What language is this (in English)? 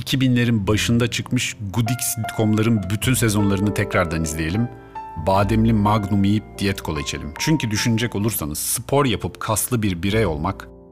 Turkish